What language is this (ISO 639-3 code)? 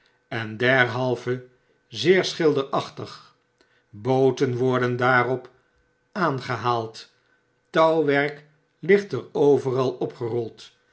nld